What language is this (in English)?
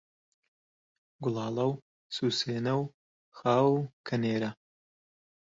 Central Kurdish